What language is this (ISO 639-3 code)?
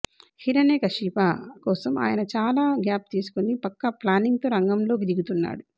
tel